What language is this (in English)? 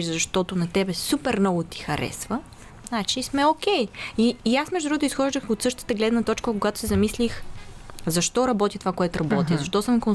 Bulgarian